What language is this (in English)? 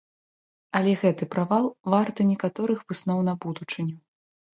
Belarusian